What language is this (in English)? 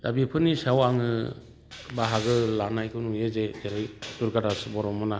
Bodo